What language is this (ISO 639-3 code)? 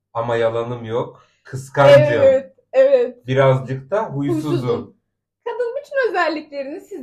tur